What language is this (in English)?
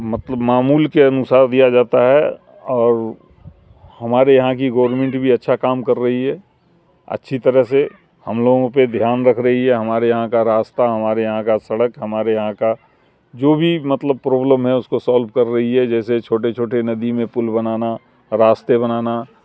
Urdu